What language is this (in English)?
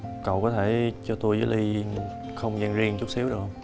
Vietnamese